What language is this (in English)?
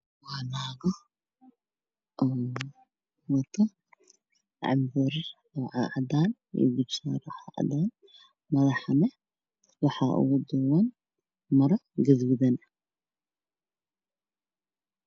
Somali